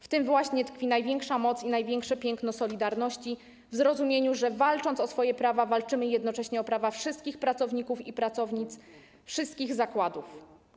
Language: Polish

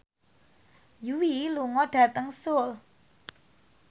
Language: Javanese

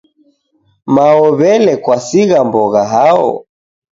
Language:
Taita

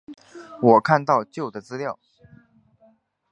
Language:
Chinese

